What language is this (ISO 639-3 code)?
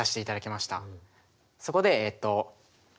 jpn